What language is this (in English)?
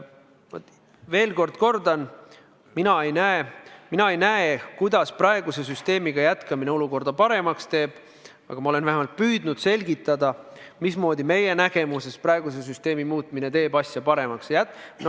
Estonian